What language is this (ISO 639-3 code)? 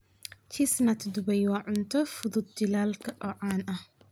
som